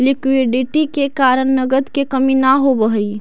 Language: Magahi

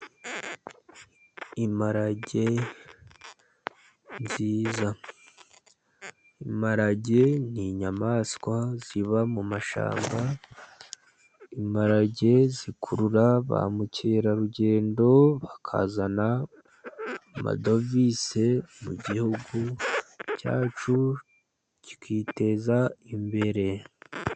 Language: Kinyarwanda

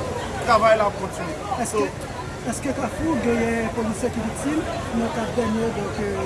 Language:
French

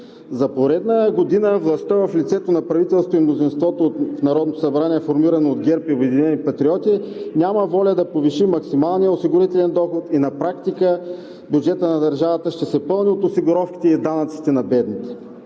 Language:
Bulgarian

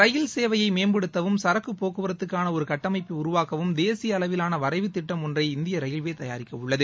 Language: Tamil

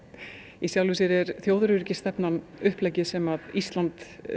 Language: Icelandic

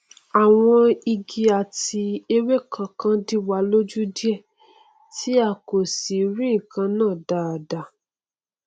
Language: Yoruba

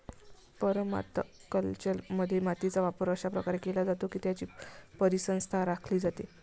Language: Marathi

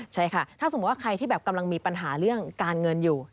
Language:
Thai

